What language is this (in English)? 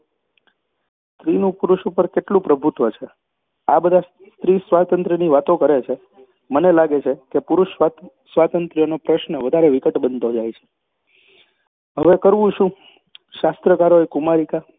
Gujarati